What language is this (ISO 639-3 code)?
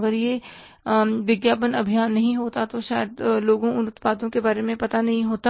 hin